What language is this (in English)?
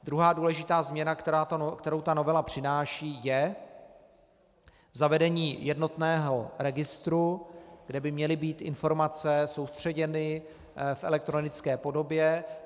Czech